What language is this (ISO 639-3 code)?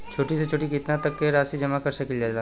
bho